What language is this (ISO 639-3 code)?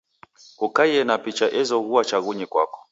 dav